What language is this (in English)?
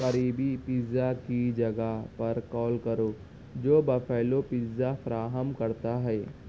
Urdu